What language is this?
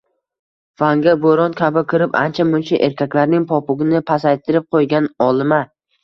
Uzbek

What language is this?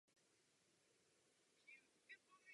Czech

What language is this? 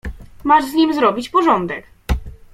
Polish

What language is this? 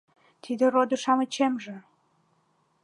Mari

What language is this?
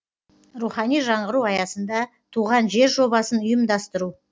Kazakh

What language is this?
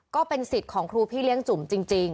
Thai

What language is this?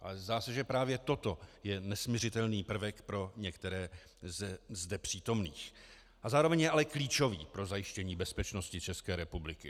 Czech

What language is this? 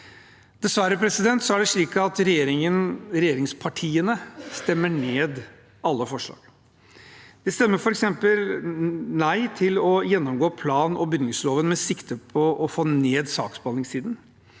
Norwegian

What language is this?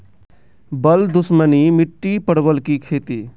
Maithili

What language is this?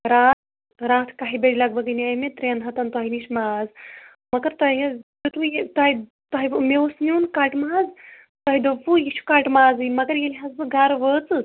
Kashmiri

